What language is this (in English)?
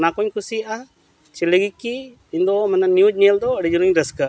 Santali